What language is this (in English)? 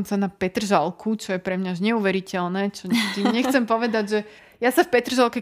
Slovak